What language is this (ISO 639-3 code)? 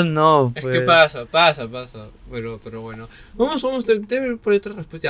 spa